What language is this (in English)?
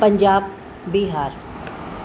Sindhi